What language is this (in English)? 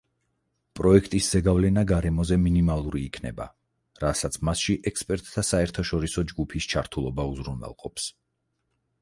Georgian